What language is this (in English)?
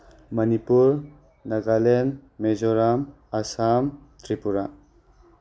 Manipuri